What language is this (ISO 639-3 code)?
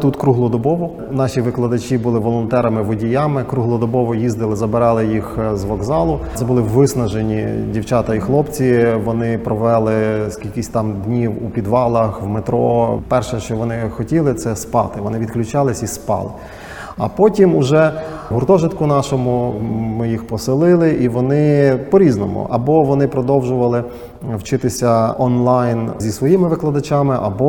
ukr